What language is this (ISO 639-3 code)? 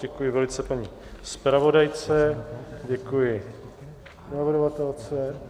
ces